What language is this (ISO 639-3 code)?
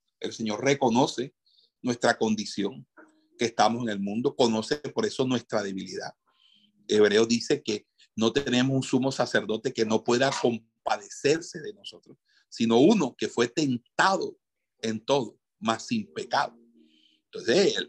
spa